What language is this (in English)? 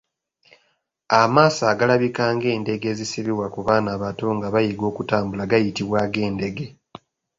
Ganda